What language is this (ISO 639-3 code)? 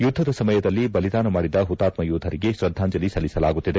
kan